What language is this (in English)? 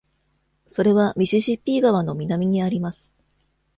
Japanese